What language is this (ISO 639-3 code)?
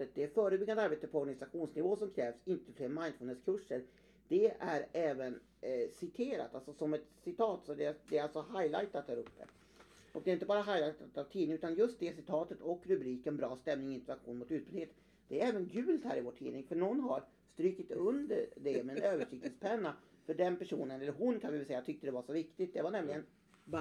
swe